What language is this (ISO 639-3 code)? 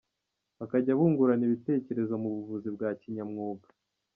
kin